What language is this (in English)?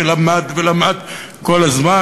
Hebrew